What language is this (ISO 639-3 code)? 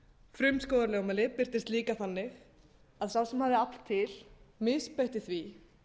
isl